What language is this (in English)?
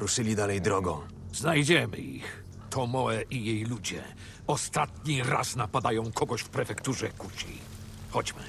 Polish